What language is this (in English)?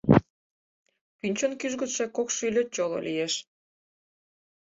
Mari